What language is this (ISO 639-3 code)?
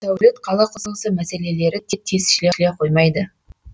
kaz